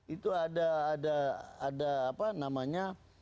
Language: Indonesian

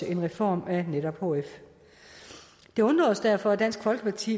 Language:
Danish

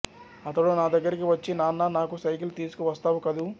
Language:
Telugu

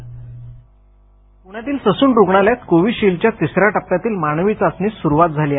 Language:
Marathi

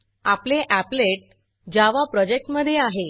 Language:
Marathi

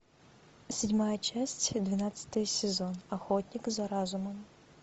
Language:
Russian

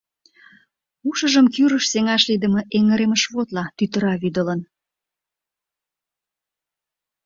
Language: Mari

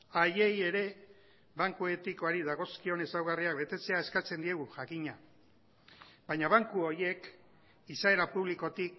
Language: Basque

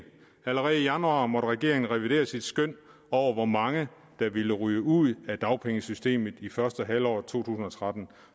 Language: Danish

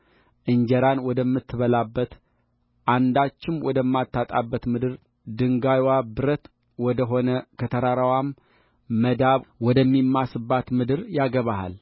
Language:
Amharic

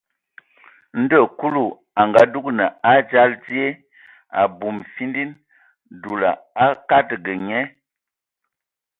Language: Ewondo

